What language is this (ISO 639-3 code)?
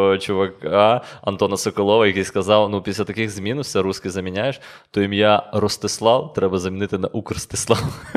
ukr